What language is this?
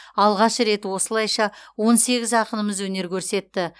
Kazakh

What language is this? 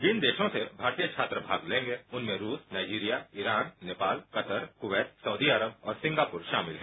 Hindi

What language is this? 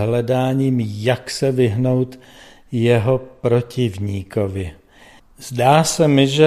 Czech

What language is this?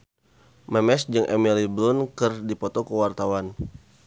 Sundanese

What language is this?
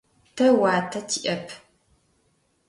Adyghe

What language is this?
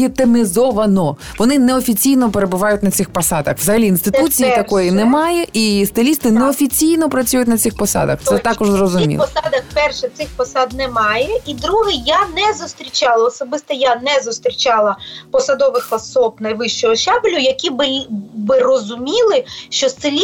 Ukrainian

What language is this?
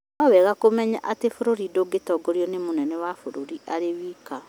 Kikuyu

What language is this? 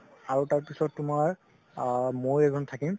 Assamese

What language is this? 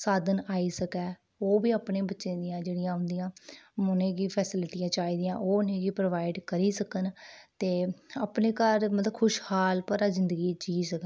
Dogri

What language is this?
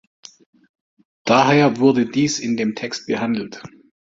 German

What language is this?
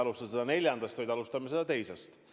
Estonian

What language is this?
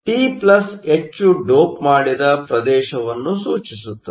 Kannada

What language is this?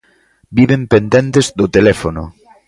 Galician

